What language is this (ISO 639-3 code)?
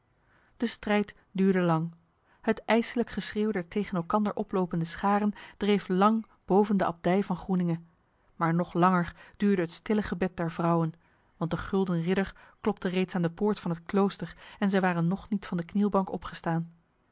nld